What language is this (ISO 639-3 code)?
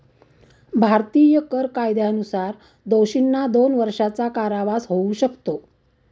mar